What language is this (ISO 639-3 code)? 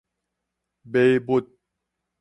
nan